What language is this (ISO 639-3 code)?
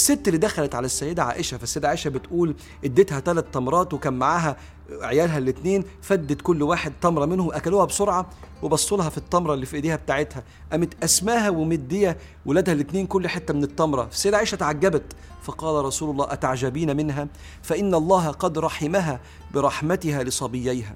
ara